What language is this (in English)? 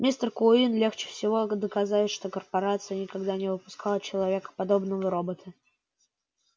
Russian